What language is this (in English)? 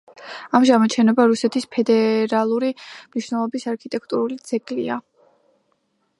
Georgian